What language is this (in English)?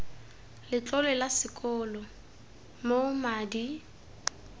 Tswana